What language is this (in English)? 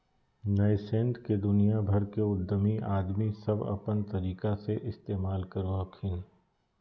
Magahi